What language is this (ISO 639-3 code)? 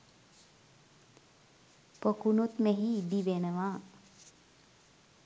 sin